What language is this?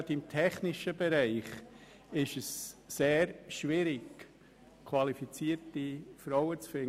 Swiss German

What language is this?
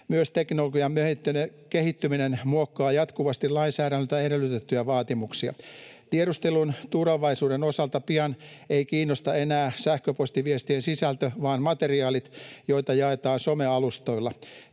Finnish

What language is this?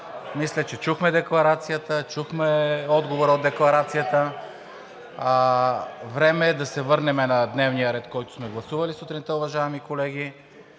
Bulgarian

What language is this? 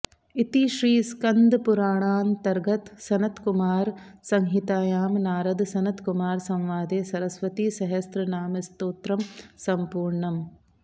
Sanskrit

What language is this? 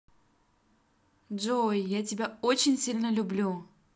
Russian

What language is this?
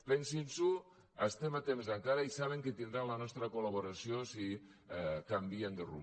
Catalan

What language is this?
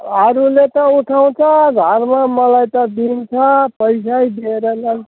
Nepali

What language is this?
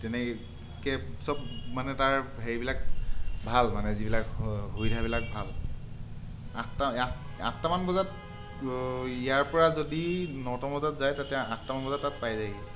Assamese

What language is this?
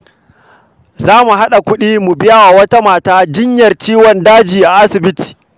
Hausa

